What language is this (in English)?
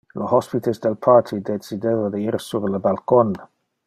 Interlingua